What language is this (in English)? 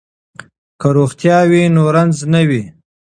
Pashto